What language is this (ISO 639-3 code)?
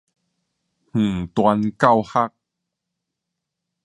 nan